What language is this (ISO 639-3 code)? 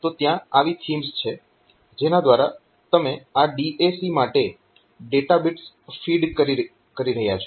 guj